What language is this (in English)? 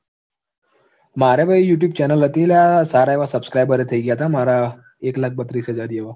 Gujarati